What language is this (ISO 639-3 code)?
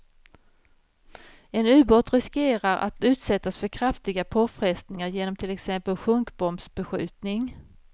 swe